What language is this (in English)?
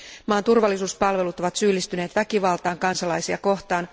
Finnish